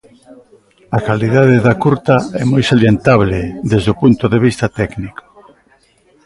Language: Galician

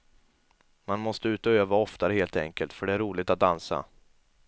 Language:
Swedish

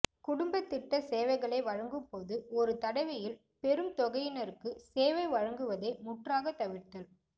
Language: Tamil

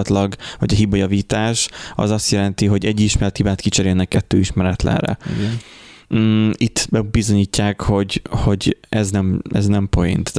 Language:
Hungarian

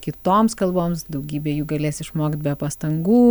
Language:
Lithuanian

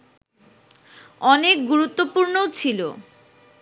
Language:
Bangla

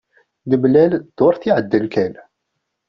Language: Kabyle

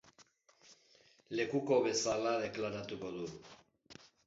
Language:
Basque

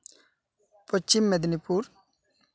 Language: Santali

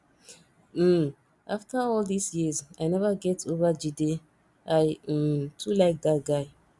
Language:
Nigerian Pidgin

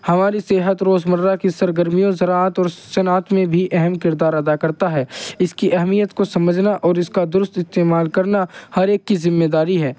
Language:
Urdu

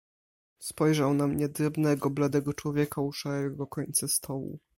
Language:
Polish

